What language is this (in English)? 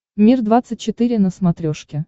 Russian